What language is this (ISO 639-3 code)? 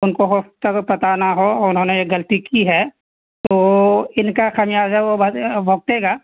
urd